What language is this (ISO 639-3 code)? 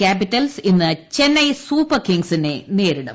mal